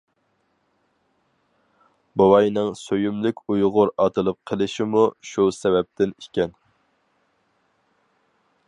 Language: Uyghur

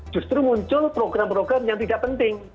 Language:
Indonesian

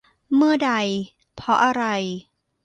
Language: Thai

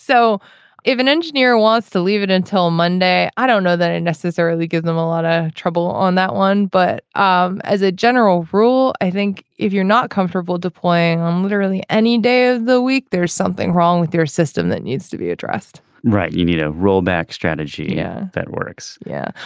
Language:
English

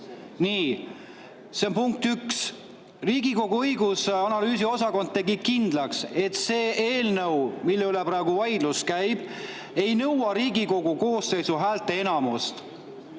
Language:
Estonian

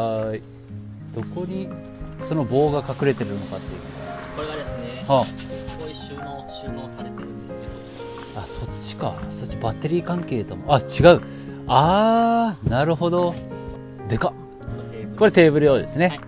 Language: Japanese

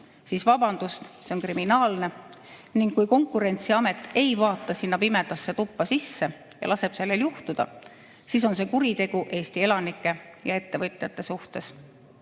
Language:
Estonian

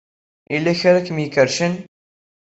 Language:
Kabyle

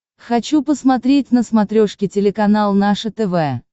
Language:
Russian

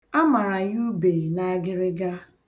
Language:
Igbo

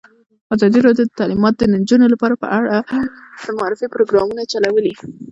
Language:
Pashto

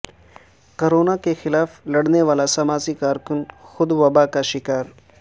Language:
Urdu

